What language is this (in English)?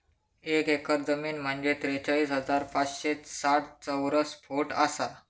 Marathi